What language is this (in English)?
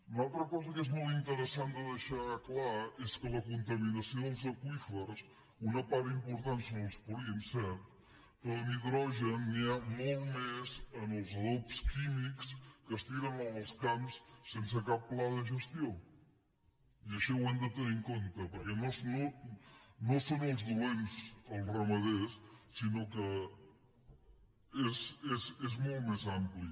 Catalan